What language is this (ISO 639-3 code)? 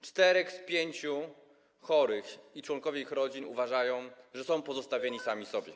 pol